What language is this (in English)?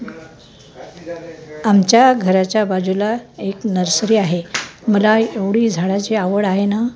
Marathi